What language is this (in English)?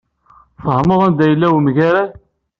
Kabyle